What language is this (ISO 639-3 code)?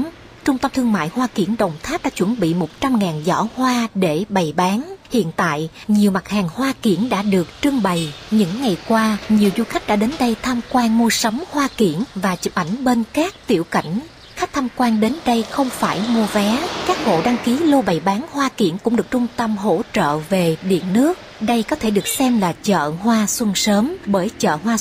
vie